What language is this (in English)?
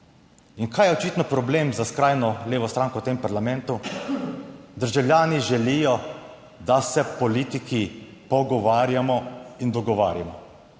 Slovenian